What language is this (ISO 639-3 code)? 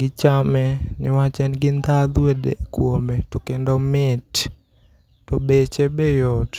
luo